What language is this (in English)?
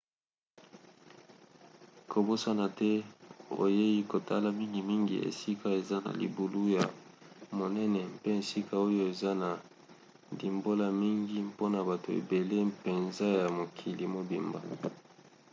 Lingala